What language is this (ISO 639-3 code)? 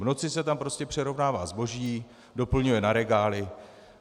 ces